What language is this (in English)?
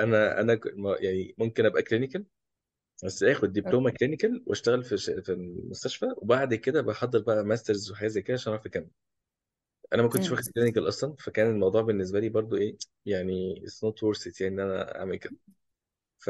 Arabic